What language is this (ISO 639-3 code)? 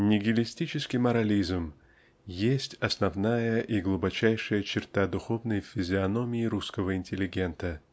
rus